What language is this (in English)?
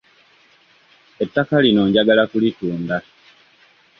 Ganda